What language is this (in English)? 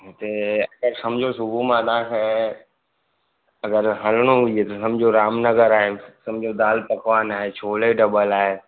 Sindhi